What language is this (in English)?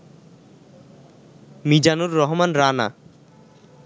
Bangla